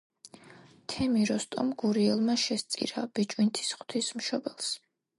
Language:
Georgian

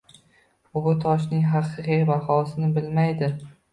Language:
Uzbek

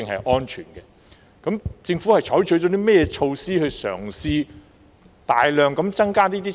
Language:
Cantonese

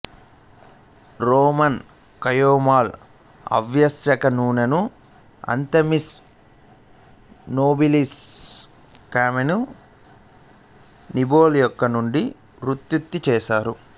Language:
Telugu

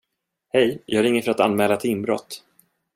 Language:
Swedish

